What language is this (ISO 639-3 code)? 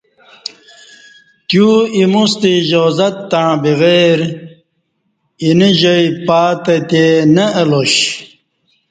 bsh